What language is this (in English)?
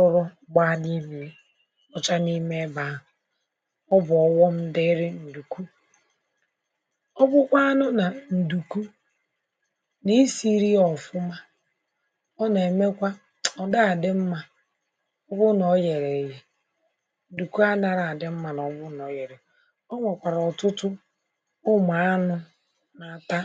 Igbo